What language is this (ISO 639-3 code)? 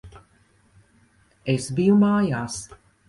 lav